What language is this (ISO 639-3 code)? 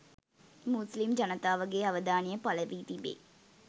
sin